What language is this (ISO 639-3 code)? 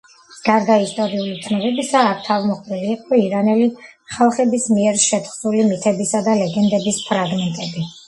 kat